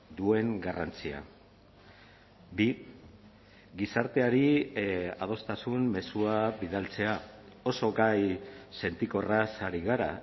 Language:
Basque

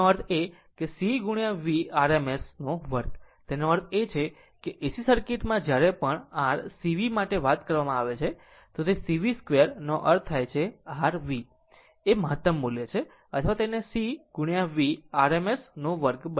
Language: Gujarati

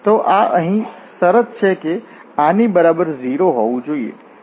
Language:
Gujarati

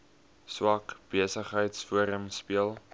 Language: Afrikaans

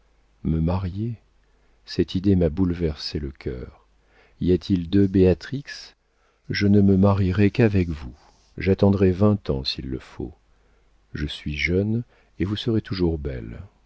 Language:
French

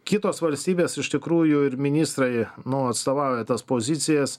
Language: Lithuanian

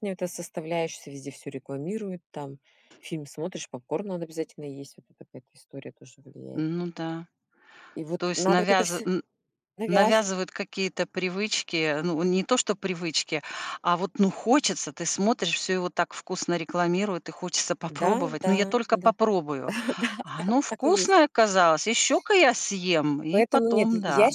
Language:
Russian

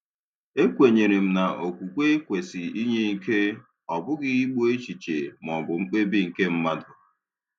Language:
Igbo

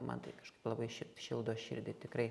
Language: Lithuanian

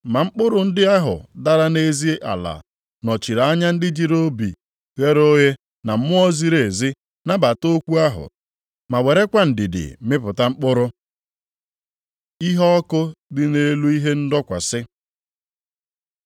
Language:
Igbo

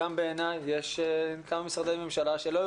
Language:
Hebrew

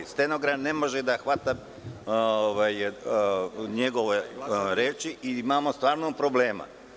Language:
Serbian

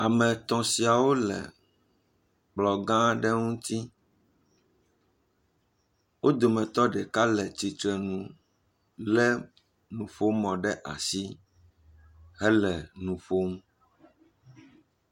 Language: Ewe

